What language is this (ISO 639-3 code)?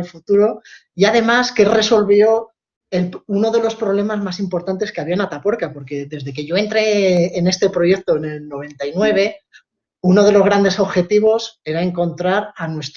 spa